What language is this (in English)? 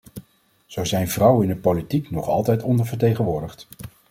Dutch